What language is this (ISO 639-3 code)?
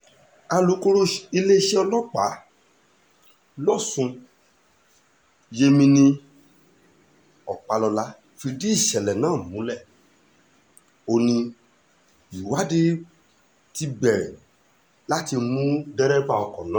yor